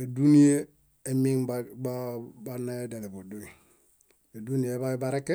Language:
Bayot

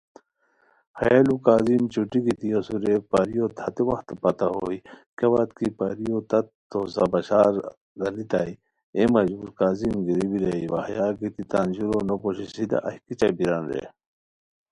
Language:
Khowar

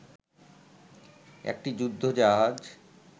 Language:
Bangla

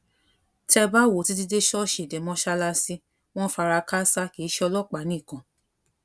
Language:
Yoruba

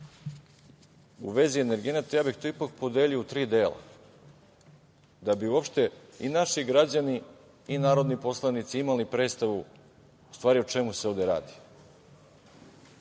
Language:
Serbian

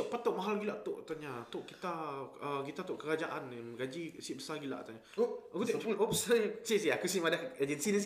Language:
Malay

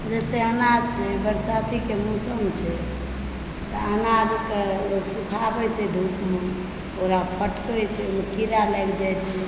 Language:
Maithili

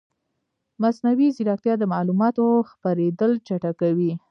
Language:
Pashto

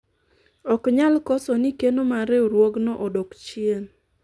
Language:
Luo (Kenya and Tanzania)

